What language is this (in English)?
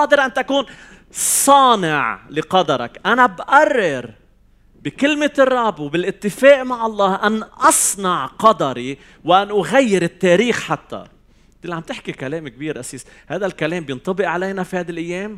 Arabic